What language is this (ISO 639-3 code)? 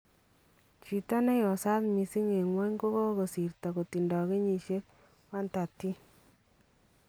kln